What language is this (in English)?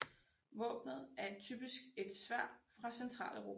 Danish